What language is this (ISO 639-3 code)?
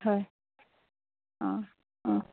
asm